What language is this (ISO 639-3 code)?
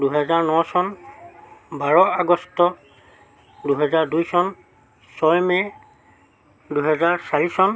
asm